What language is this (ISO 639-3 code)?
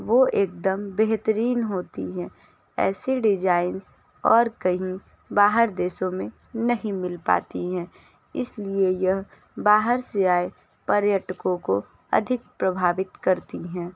hin